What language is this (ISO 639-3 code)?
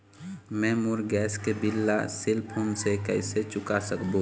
hne